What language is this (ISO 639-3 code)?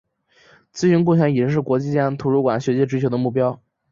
zho